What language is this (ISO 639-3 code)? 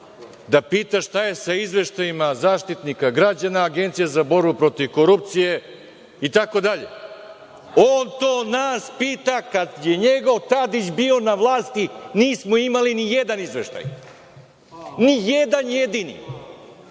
srp